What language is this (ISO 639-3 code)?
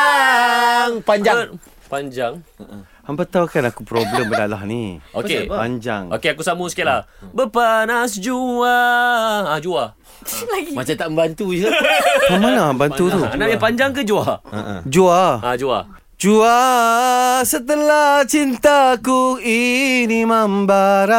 msa